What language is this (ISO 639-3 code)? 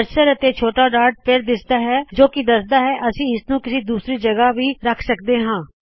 pan